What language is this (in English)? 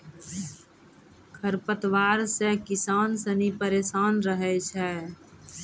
Maithili